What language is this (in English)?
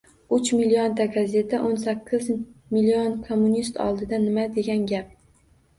Uzbek